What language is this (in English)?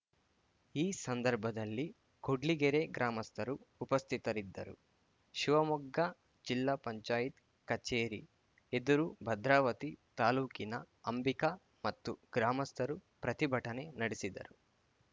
Kannada